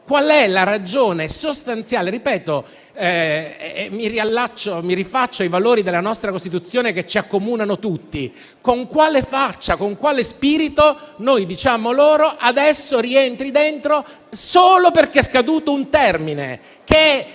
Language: Italian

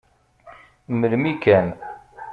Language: Kabyle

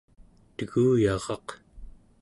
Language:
Central Yupik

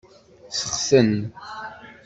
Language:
Kabyle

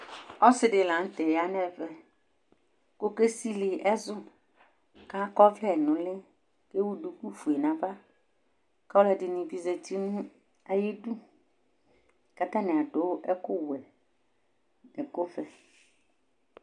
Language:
Ikposo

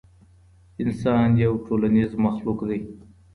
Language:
Pashto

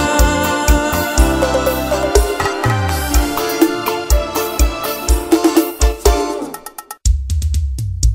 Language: Portuguese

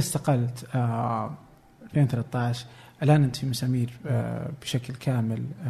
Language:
Arabic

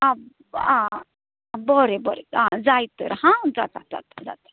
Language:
Konkani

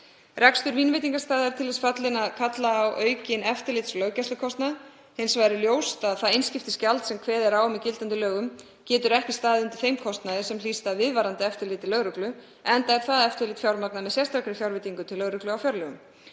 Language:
Icelandic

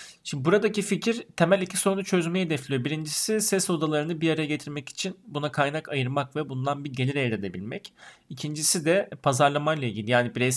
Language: Turkish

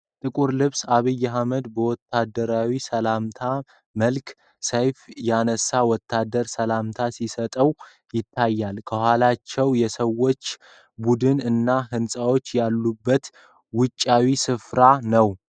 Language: Amharic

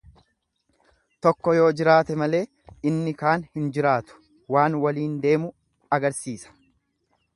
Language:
Oromo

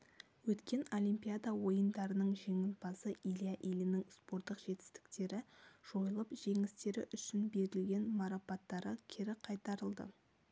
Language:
Kazakh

